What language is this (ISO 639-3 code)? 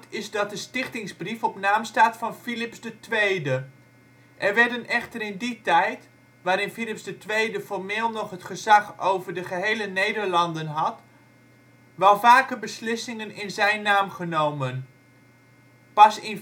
nld